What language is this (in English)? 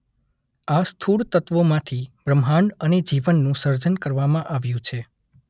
Gujarati